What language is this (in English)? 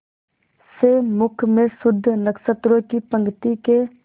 Hindi